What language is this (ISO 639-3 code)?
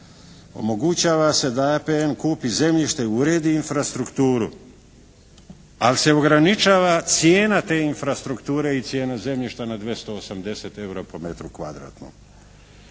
hrv